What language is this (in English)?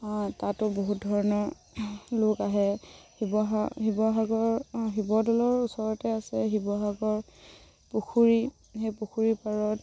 Assamese